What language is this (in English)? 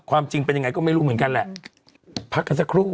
Thai